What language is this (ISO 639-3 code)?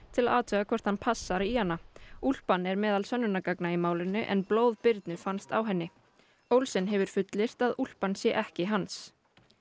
isl